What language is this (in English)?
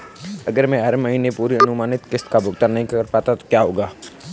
Hindi